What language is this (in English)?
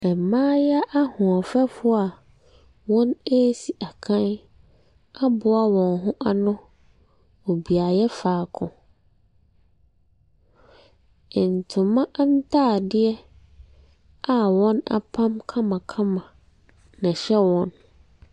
Akan